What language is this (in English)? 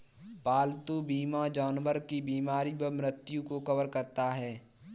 Hindi